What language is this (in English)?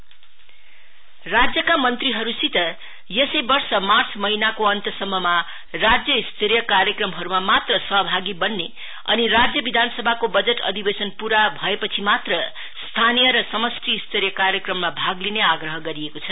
Nepali